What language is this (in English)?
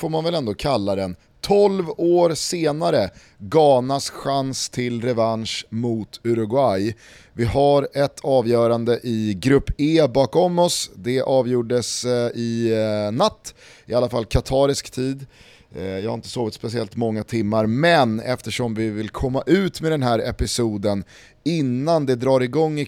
Swedish